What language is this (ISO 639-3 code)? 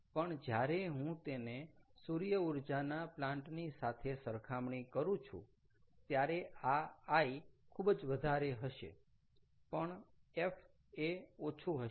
guj